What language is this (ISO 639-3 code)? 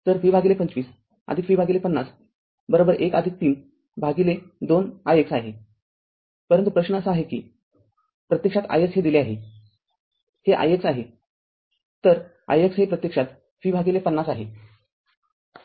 mar